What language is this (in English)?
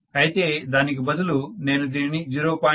Telugu